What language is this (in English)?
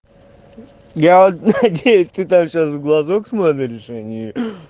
Russian